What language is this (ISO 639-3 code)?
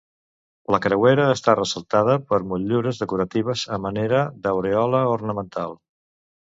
cat